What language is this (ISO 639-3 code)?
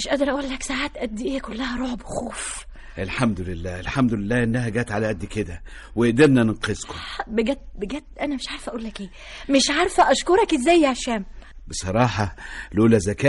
ara